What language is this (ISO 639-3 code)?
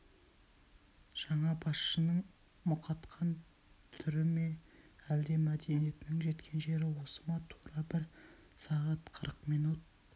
kaz